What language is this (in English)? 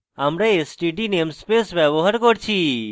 Bangla